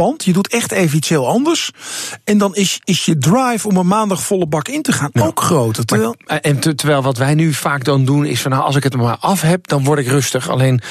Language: Dutch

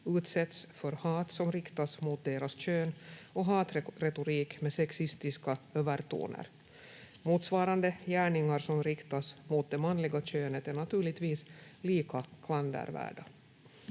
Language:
Finnish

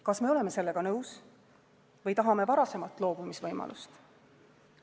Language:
Estonian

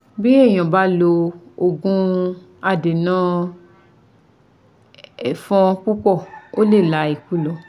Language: Yoruba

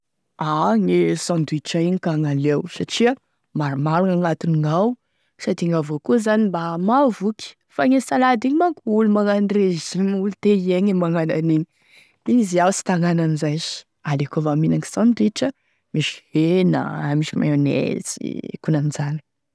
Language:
Tesaka Malagasy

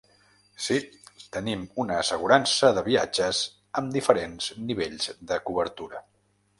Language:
Catalan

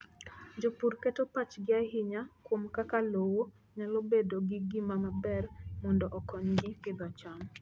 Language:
Luo (Kenya and Tanzania)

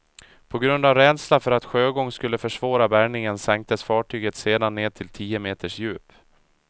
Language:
Swedish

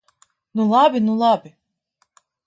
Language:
Latvian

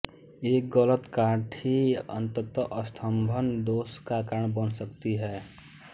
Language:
Hindi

